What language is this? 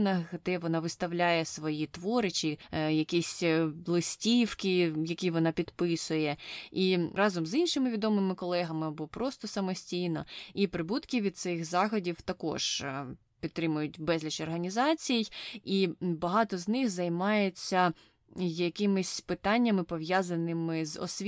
Ukrainian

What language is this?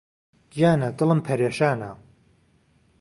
Central Kurdish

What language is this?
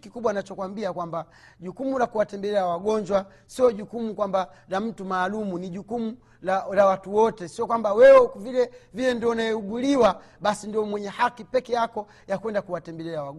Swahili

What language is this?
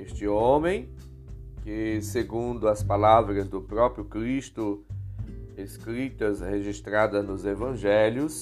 Portuguese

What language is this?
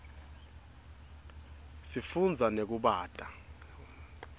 Swati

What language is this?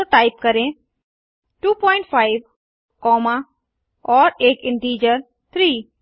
Hindi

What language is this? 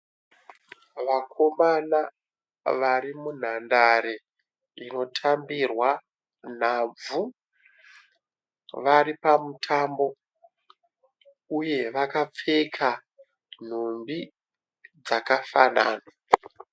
Shona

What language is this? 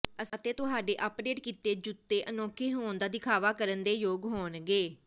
Punjabi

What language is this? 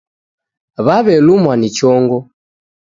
Taita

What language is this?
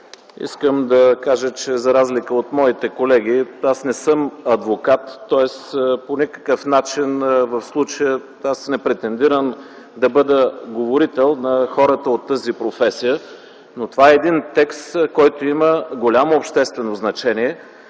Bulgarian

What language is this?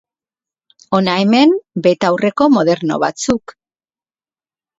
Basque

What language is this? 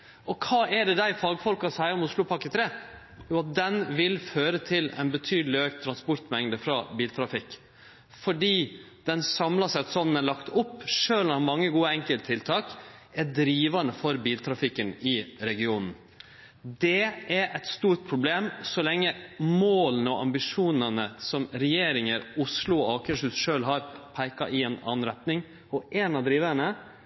Norwegian Nynorsk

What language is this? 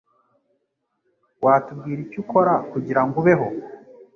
Kinyarwanda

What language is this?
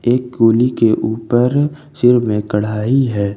Hindi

